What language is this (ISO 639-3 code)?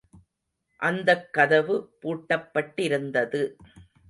tam